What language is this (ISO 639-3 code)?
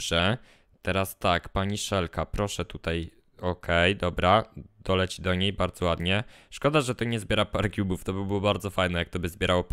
pol